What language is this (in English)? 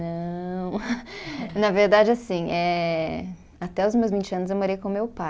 Portuguese